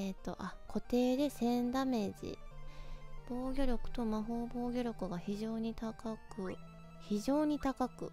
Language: Japanese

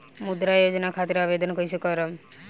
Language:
Bhojpuri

